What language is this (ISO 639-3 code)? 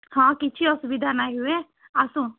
ori